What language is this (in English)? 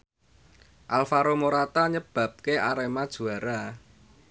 Javanese